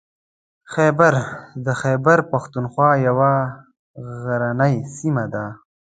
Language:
Pashto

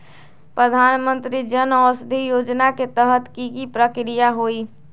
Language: Magahi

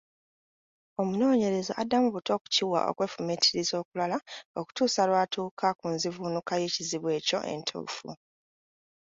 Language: Ganda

